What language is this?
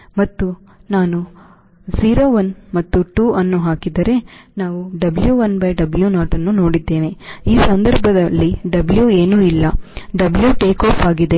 Kannada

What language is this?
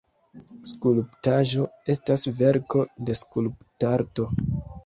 Esperanto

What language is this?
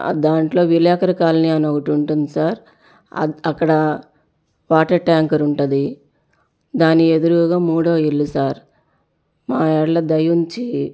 Telugu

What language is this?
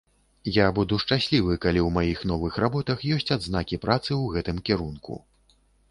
Belarusian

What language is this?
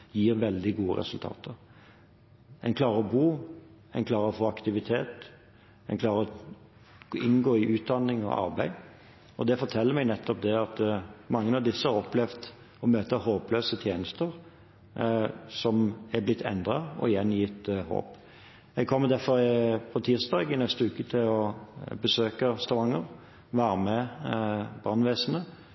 Norwegian Bokmål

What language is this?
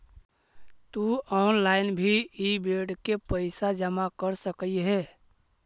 Magahi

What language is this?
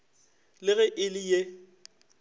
Northern Sotho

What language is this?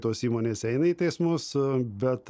Lithuanian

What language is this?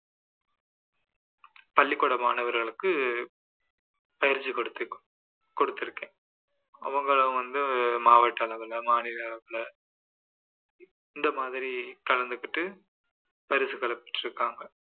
Tamil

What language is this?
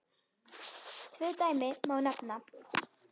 Icelandic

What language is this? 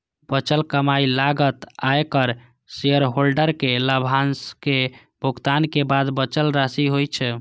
Maithili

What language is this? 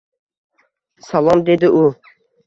Uzbek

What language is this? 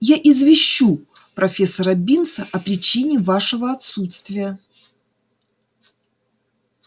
Russian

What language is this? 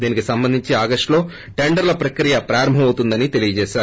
Telugu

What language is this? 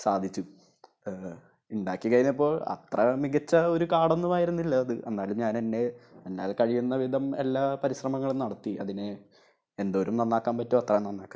Malayalam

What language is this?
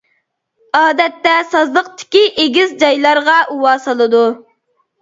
Uyghur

